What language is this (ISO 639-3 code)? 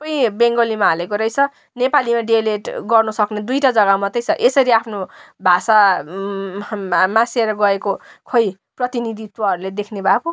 nep